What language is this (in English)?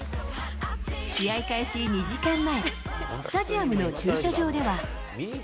Japanese